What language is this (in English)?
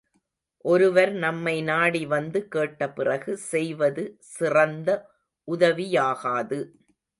Tamil